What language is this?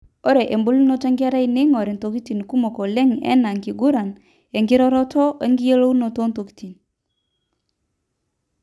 Masai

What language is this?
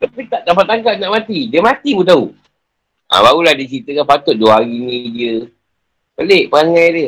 Malay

